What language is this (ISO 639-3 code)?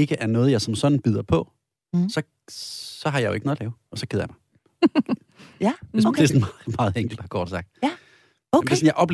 dan